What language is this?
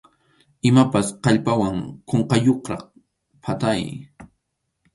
Arequipa-La Unión Quechua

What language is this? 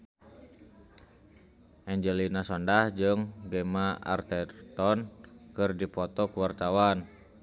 Sundanese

